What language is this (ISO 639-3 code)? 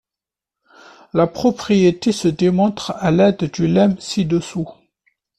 fra